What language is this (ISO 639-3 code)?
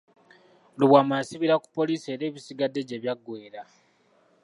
lug